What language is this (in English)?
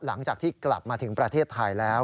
Thai